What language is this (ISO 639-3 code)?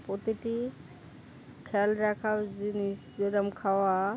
ben